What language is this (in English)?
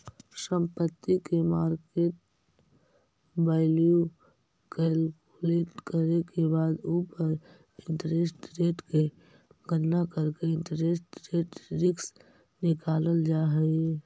Magahi